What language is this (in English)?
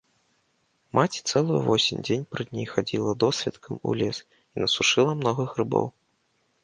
Belarusian